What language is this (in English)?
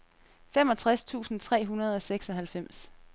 Danish